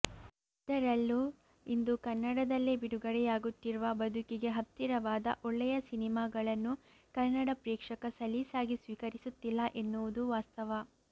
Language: Kannada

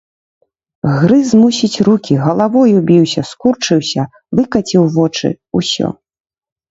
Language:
Belarusian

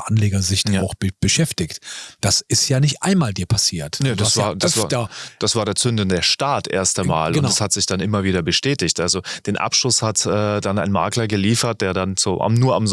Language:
German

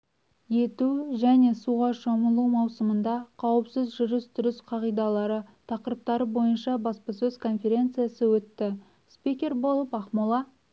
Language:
Kazakh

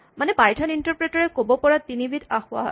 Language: Assamese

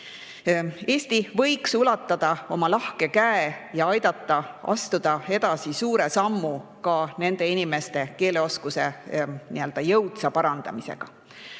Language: Estonian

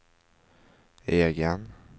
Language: Swedish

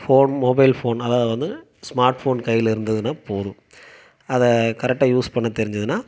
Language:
Tamil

